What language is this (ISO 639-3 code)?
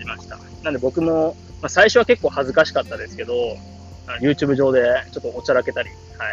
jpn